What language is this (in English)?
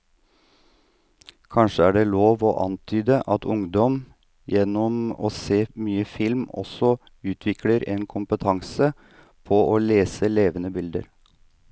Norwegian